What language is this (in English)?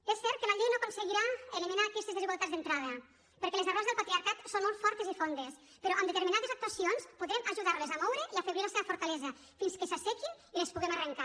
Catalan